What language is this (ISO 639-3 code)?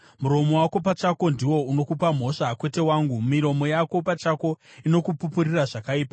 sna